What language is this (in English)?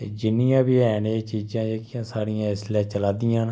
Dogri